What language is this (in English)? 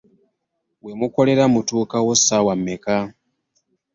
Ganda